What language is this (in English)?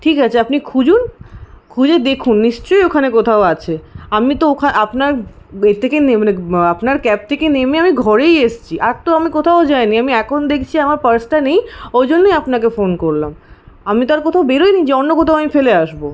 Bangla